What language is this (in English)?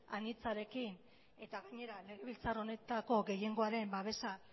Basque